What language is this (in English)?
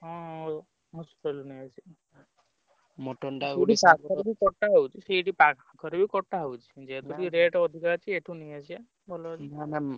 Odia